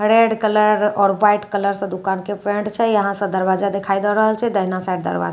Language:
Maithili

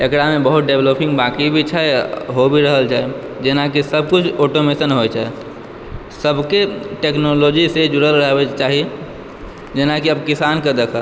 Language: Maithili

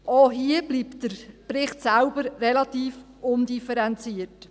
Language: Swiss German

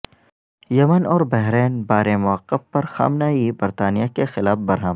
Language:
Urdu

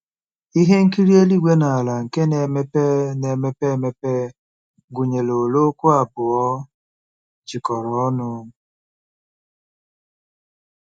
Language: Igbo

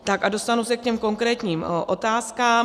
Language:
Czech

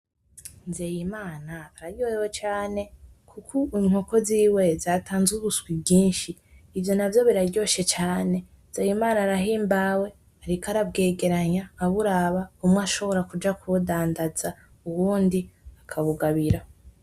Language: Rundi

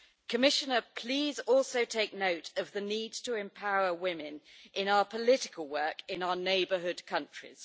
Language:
English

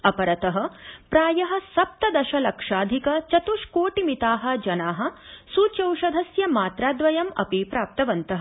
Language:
Sanskrit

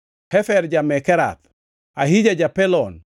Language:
Luo (Kenya and Tanzania)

